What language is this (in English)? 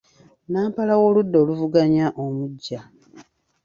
Ganda